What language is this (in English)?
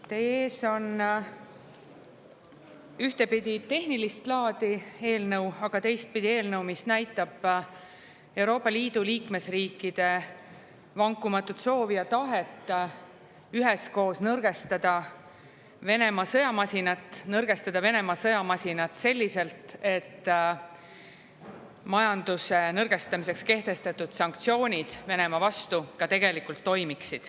Estonian